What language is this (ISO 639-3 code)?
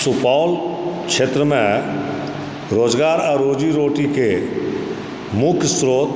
mai